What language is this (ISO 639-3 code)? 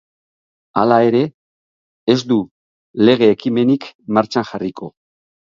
eus